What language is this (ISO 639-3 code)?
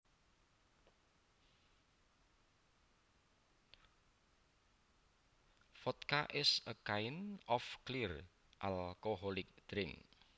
jav